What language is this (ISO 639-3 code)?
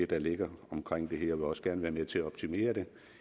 dan